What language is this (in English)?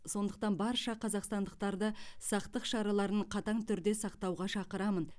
Kazakh